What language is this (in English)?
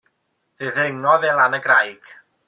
Welsh